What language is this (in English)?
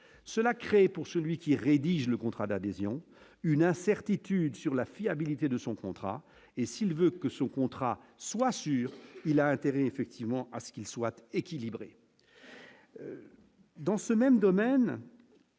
French